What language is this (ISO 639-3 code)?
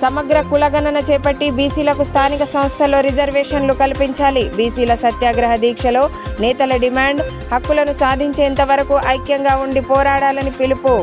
tel